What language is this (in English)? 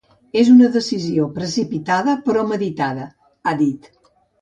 Catalan